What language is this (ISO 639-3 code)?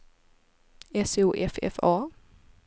swe